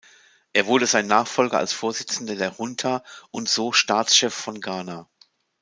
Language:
German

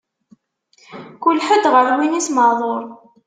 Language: Kabyle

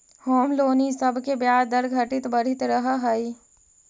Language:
Magahi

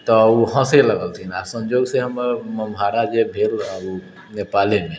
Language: Maithili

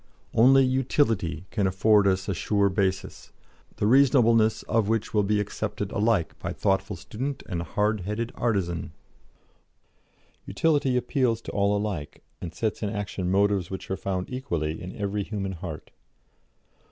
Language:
English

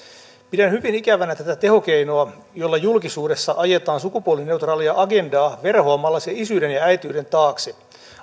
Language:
Finnish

